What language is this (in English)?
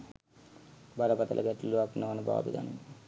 Sinhala